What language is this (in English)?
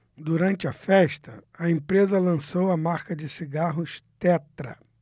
Portuguese